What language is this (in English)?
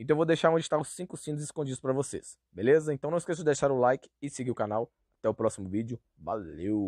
Portuguese